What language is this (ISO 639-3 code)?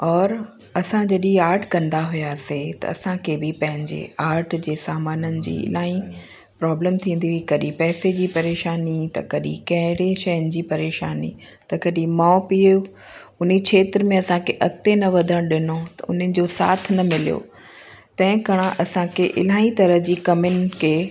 snd